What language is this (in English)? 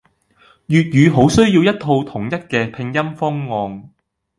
Cantonese